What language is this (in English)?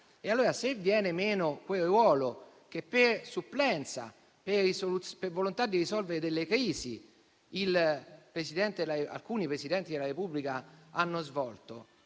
Italian